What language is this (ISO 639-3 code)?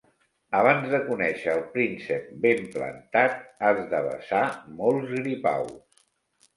cat